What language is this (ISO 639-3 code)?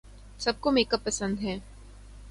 urd